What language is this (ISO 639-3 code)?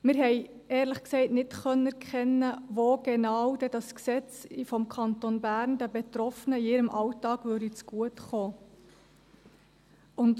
gsw